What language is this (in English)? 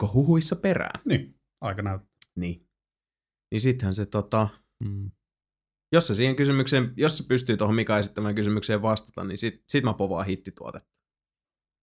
Finnish